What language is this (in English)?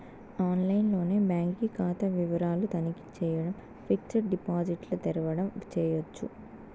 Telugu